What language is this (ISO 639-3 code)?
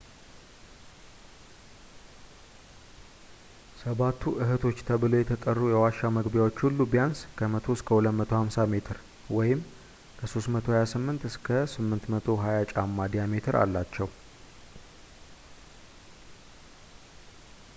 amh